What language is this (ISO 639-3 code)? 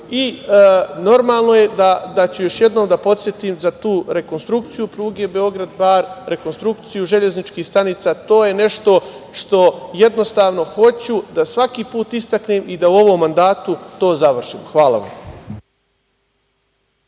srp